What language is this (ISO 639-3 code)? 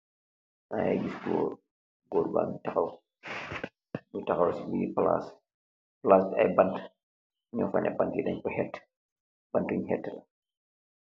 wol